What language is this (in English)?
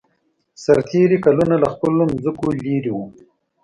Pashto